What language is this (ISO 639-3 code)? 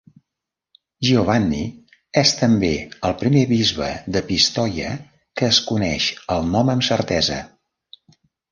cat